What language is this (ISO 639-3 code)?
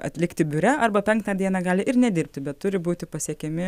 lit